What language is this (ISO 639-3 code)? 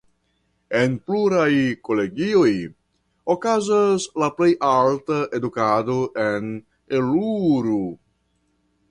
epo